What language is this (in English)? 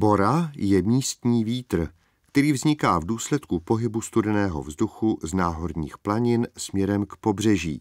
Czech